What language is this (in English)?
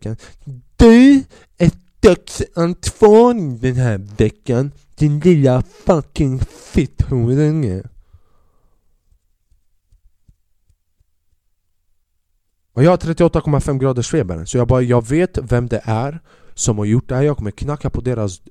Swedish